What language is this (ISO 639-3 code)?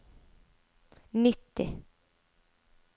nor